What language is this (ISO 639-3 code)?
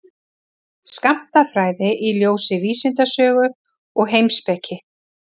isl